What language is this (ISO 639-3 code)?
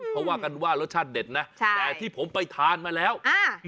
tha